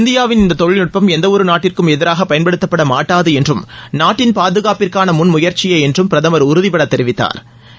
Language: Tamil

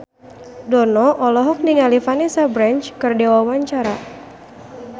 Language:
Sundanese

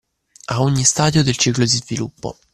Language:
Italian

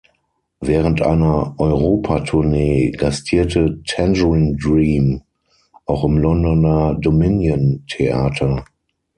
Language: German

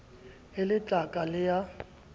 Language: Southern Sotho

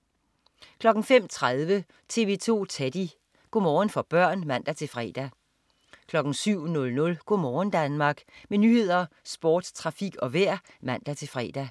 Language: Danish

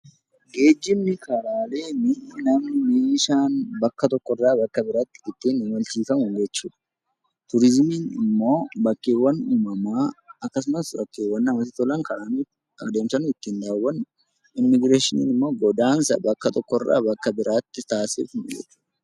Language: Oromo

